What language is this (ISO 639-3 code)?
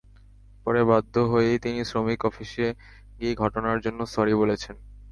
ben